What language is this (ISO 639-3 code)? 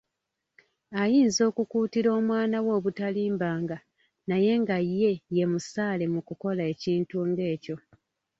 lug